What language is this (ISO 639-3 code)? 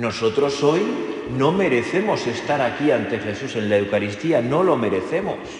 spa